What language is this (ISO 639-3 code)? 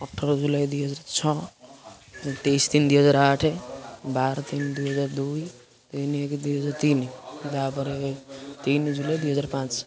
ori